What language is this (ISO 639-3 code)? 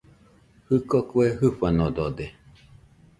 hux